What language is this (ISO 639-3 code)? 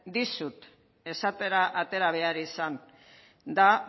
eus